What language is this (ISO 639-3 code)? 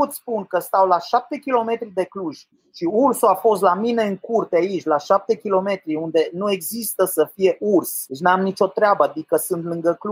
ron